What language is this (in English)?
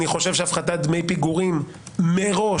Hebrew